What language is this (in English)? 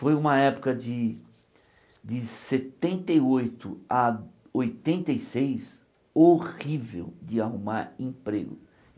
Portuguese